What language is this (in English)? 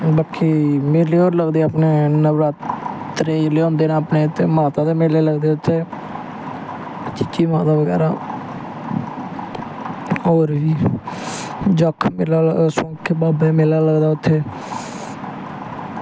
Dogri